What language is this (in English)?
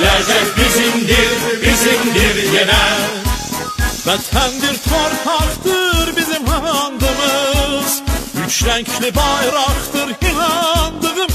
Arabic